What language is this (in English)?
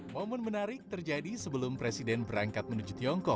Indonesian